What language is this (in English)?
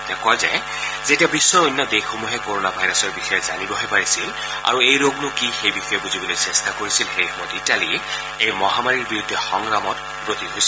Assamese